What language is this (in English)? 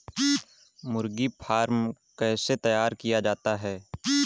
Hindi